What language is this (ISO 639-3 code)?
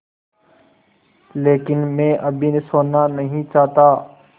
hin